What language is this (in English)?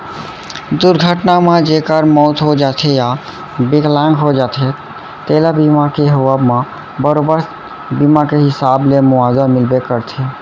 Chhattisgarhi